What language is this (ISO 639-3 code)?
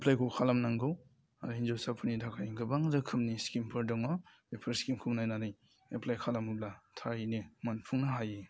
brx